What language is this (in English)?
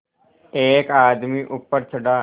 Hindi